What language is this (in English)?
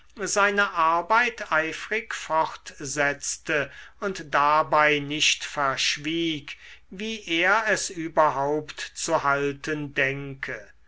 German